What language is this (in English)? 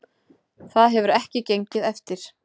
Icelandic